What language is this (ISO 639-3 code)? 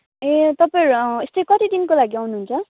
nep